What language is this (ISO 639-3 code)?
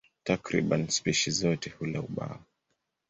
swa